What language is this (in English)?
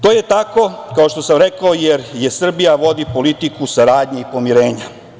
Serbian